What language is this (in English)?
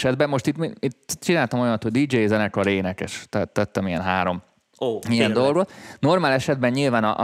Hungarian